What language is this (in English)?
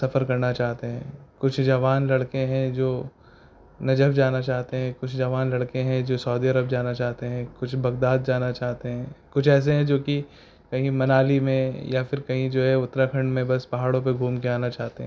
Urdu